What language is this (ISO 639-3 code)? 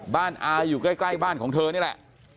tha